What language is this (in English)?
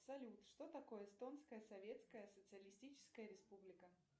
Russian